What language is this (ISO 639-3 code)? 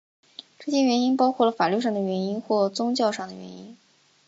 zho